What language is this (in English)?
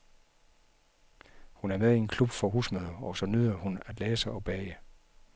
Danish